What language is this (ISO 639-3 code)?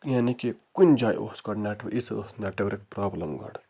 kas